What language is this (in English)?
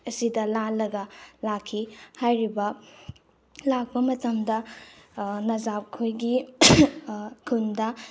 Manipuri